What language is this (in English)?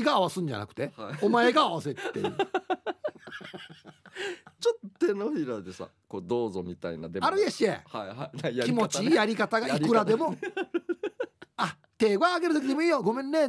Japanese